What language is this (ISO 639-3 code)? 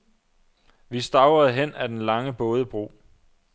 dan